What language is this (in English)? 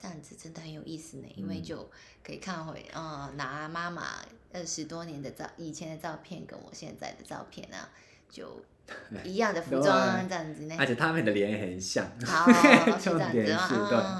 Chinese